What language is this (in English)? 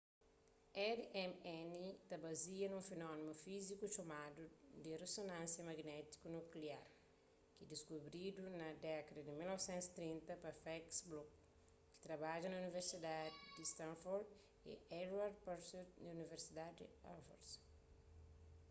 Kabuverdianu